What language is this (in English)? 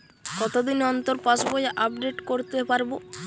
Bangla